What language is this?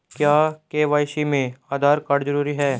Hindi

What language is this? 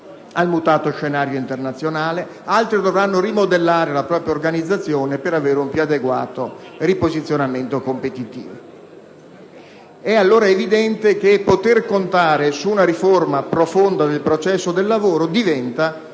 Italian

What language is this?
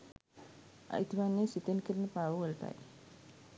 Sinhala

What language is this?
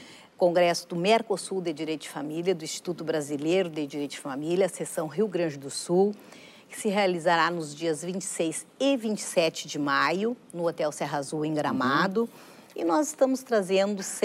Portuguese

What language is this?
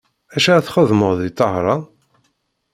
Kabyle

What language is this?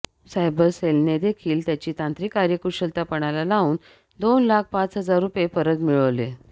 Marathi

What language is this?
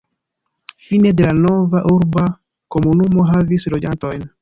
Esperanto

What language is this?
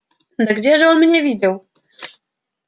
Russian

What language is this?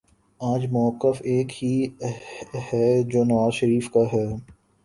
Urdu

